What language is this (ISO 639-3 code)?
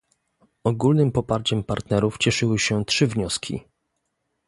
pol